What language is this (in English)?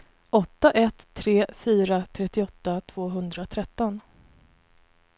Swedish